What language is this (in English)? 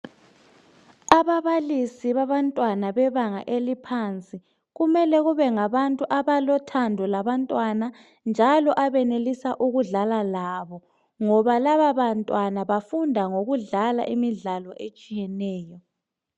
North Ndebele